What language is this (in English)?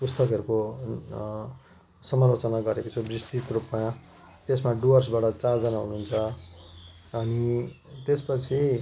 Nepali